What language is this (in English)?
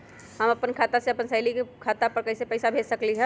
Magahi